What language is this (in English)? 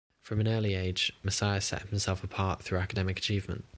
English